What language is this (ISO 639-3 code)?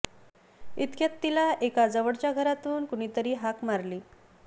mar